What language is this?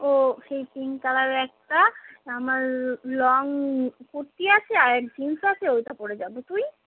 Bangla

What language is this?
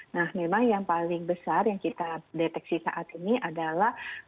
Indonesian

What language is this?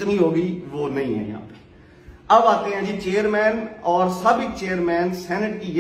Hindi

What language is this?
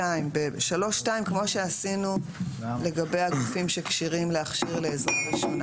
Hebrew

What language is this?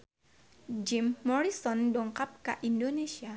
Sundanese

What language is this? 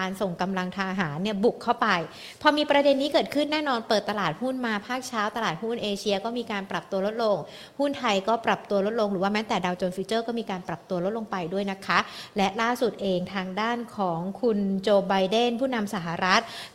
Thai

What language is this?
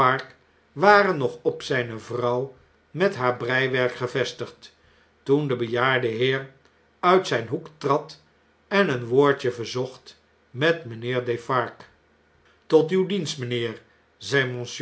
Dutch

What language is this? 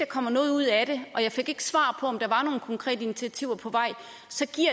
Danish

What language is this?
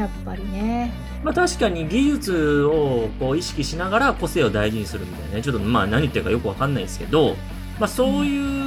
Japanese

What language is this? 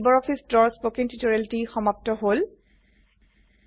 Assamese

